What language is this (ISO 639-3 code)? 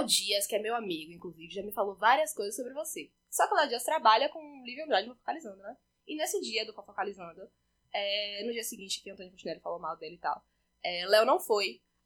por